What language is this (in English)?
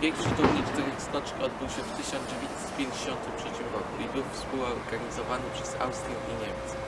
Polish